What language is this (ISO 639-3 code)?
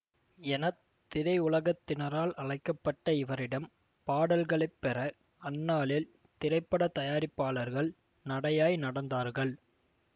tam